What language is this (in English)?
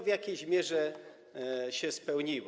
Polish